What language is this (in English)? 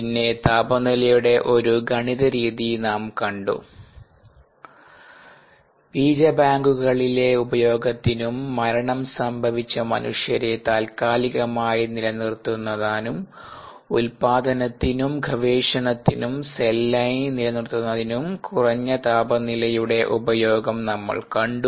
Malayalam